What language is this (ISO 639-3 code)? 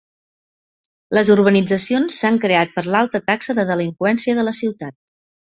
cat